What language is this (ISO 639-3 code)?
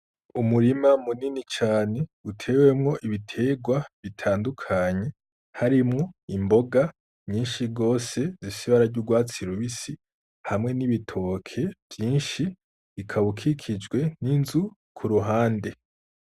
run